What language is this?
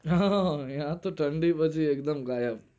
Gujarati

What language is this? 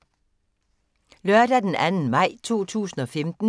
Danish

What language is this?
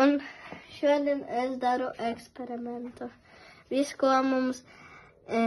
Polish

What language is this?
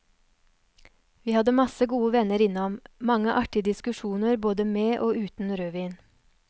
Norwegian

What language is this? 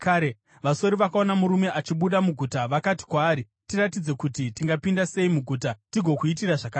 Shona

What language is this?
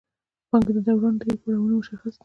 Pashto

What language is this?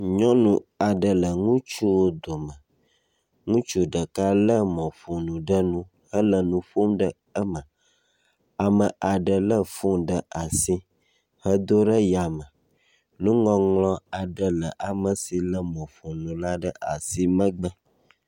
Ewe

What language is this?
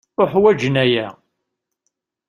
Kabyle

